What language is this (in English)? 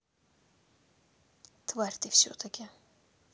Russian